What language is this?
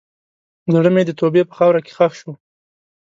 Pashto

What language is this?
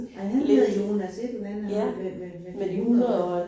Danish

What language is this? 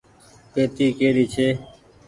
Goaria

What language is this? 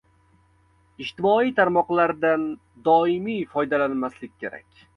Uzbek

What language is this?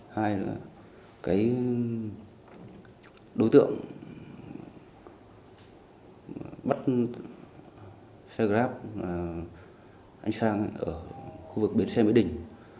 Vietnamese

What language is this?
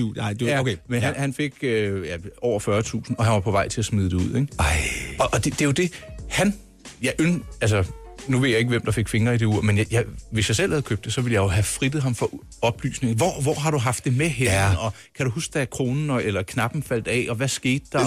Danish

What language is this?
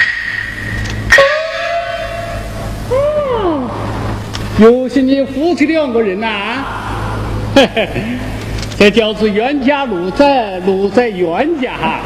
Chinese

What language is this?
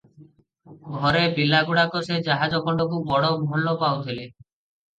Odia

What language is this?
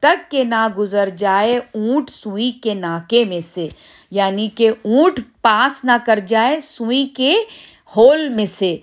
Urdu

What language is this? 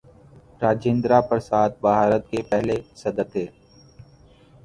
Urdu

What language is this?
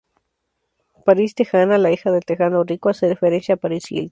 Spanish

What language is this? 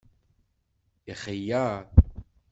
Kabyle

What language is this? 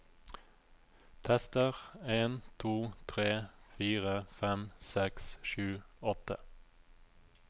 Norwegian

